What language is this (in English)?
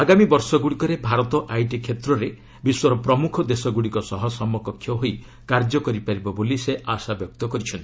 Odia